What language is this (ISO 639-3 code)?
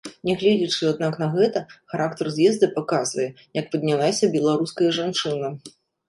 bel